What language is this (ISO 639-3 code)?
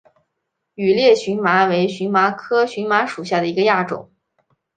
zho